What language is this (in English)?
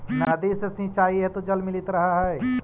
Magahi